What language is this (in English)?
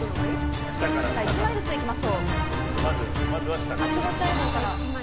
Japanese